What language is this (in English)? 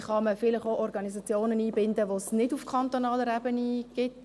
Swiss German